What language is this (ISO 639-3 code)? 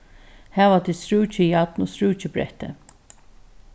fao